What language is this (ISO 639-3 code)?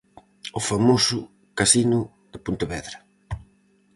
glg